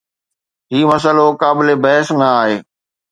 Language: Sindhi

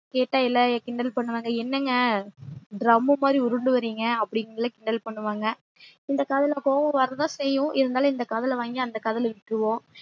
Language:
Tamil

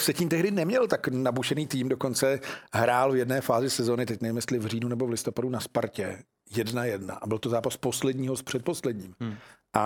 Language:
Czech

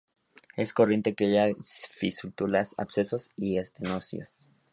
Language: Spanish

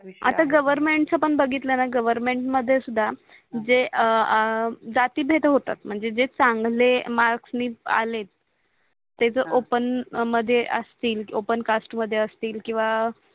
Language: Marathi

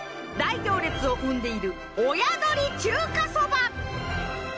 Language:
Japanese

